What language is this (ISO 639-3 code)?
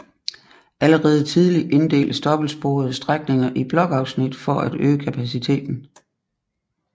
dan